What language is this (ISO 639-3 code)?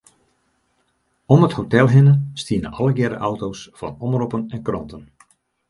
fry